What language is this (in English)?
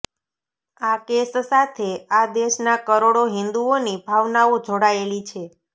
Gujarati